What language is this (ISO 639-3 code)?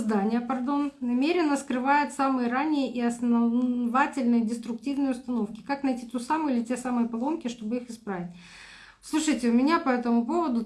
rus